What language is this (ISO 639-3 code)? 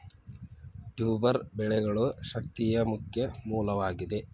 kan